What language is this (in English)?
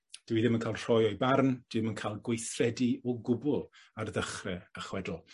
Welsh